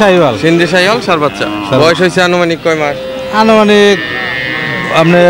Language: Bangla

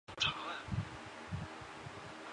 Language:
Chinese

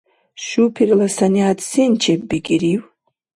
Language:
Dargwa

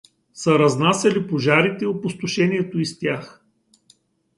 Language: Bulgarian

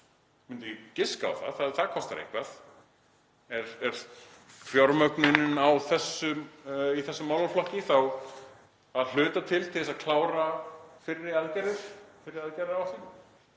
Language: Icelandic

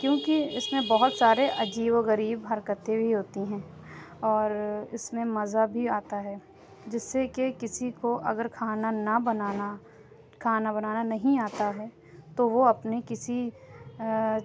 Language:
Urdu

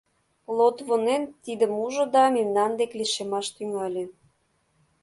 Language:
Mari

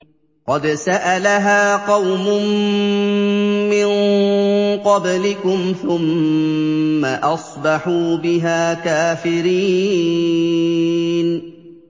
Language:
Arabic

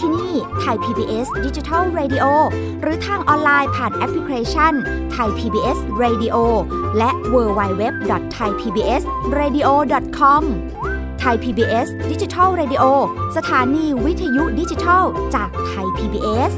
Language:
Thai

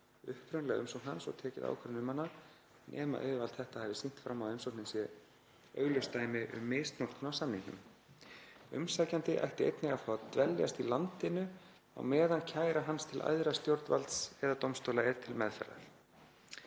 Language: Icelandic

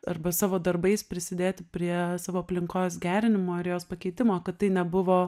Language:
Lithuanian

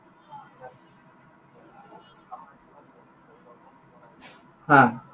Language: Assamese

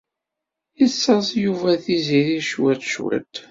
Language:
Kabyle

